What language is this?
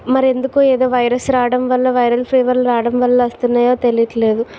Telugu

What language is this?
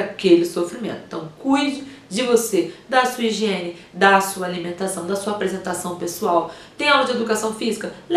Portuguese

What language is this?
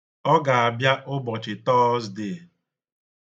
Igbo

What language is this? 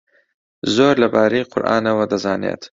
Central Kurdish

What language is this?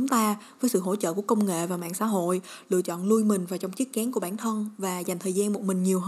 Vietnamese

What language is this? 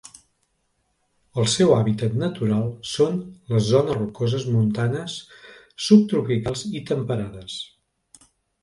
Catalan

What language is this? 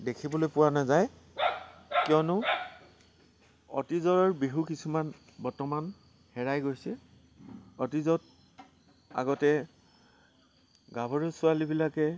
Assamese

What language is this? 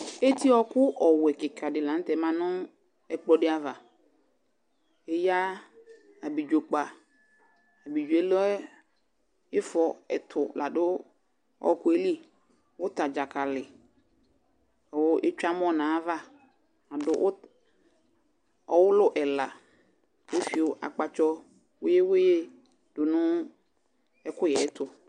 Ikposo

